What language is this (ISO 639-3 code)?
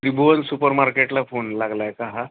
mar